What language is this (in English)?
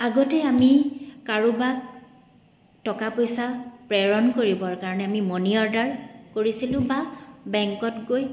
Assamese